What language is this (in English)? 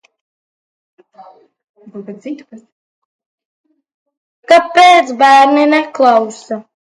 Latvian